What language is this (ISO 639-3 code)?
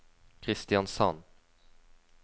nor